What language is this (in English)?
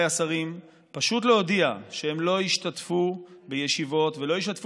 Hebrew